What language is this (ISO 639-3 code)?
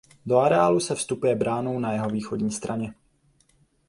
ces